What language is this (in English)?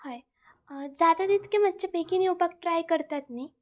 Konkani